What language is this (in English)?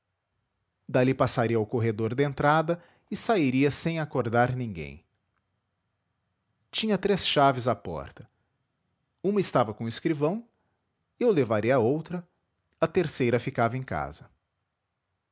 Portuguese